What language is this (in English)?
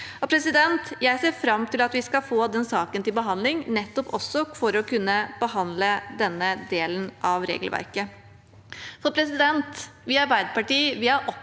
Norwegian